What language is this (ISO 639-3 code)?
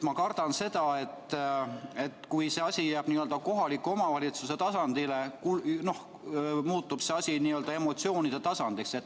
est